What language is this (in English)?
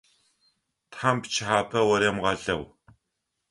Adyghe